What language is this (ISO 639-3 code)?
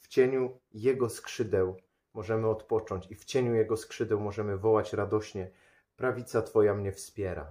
pol